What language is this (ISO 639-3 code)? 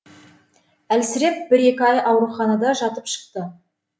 kaz